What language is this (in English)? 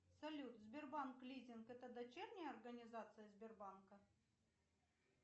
Russian